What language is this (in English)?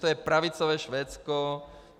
Czech